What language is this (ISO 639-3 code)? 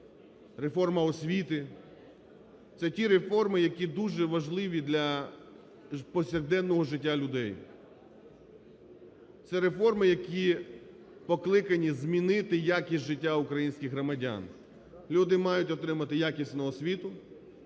ukr